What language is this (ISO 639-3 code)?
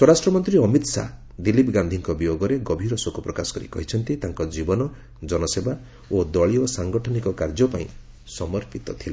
ori